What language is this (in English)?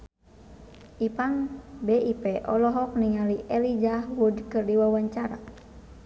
Sundanese